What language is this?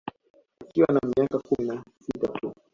Swahili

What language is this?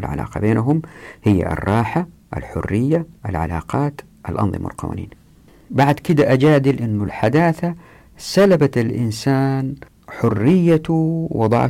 Arabic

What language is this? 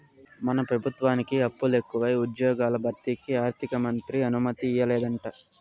Telugu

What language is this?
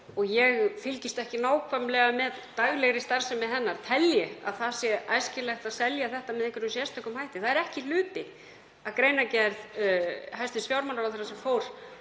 Icelandic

